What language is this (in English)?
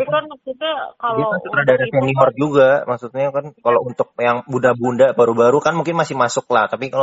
Indonesian